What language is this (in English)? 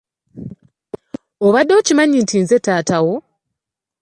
Ganda